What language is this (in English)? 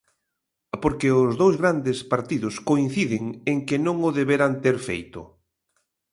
Galician